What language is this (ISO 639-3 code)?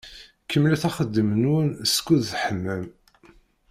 kab